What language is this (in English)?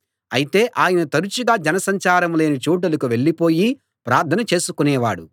Telugu